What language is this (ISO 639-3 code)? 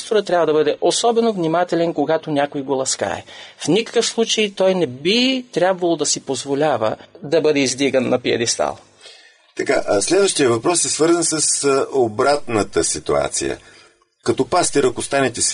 bul